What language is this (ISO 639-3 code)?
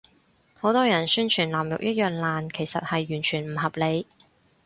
yue